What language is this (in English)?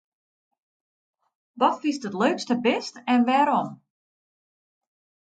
Western Frisian